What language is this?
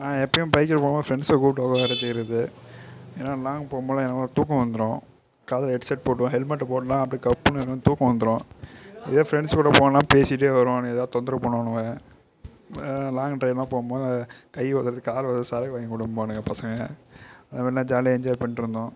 Tamil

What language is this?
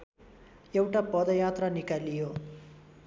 Nepali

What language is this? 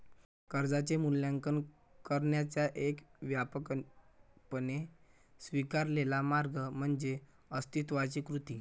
Marathi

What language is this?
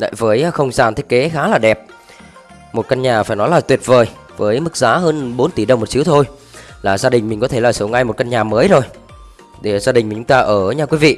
Vietnamese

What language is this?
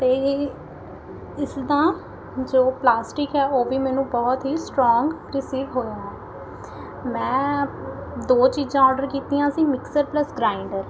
Punjabi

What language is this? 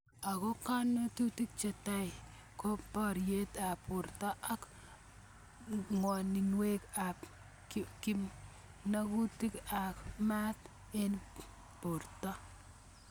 Kalenjin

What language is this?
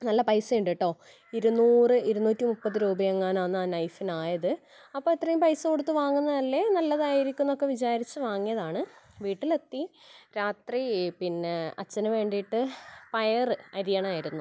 Malayalam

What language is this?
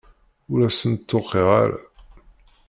Kabyle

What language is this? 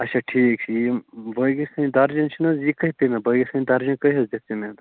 Kashmiri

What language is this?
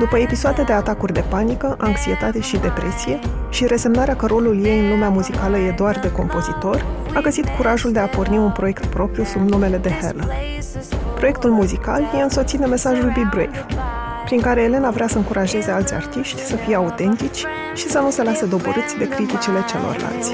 Romanian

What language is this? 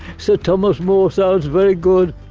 English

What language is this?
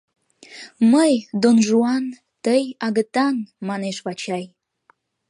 Mari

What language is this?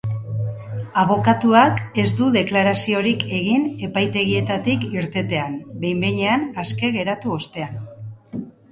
Basque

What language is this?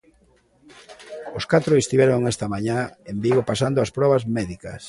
Galician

